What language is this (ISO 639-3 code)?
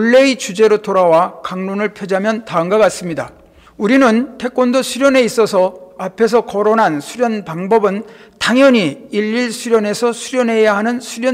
kor